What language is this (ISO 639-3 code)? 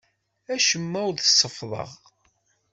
kab